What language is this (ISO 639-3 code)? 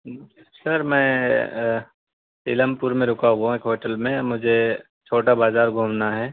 urd